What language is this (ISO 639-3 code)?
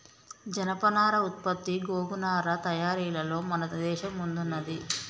tel